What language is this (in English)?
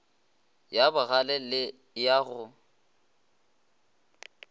Northern Sotho